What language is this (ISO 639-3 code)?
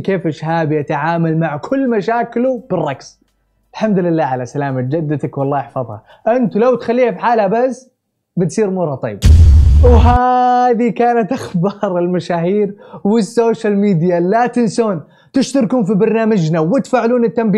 ara